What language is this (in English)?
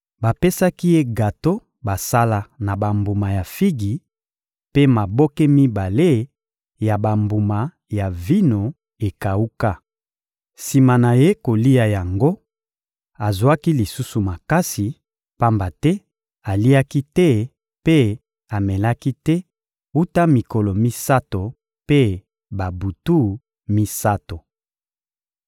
Lingala